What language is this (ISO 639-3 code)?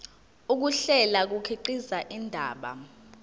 zul